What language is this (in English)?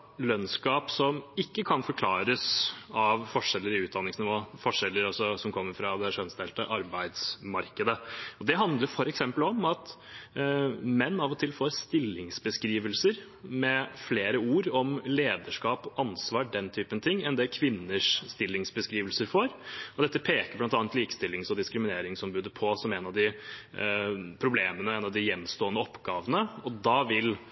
Norwegian Bokmål